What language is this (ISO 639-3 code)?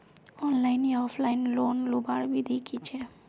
mag